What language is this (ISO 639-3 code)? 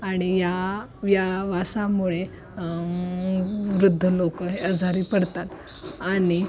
mar